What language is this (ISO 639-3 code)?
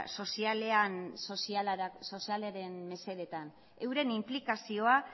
eus